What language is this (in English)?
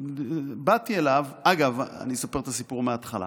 Hebrew